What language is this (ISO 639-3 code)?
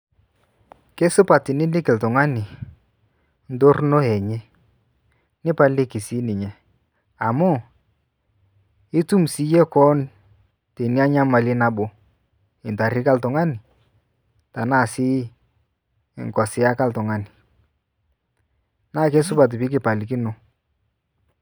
mas